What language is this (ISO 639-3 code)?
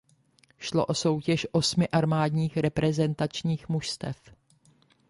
ces